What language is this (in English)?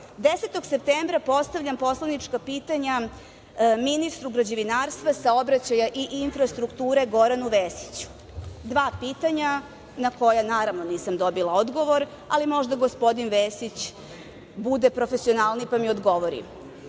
Serbian